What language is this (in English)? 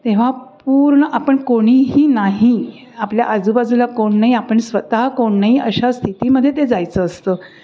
Marathi